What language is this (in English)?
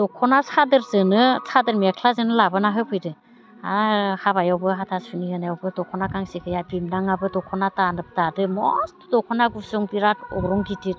Bodo